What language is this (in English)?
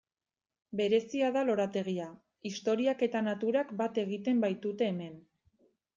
Basque